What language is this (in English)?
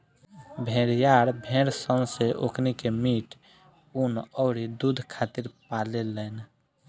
Bhojpuri